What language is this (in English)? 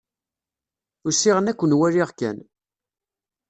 Kabyle